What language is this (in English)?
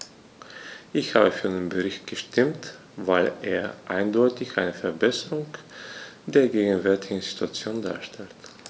German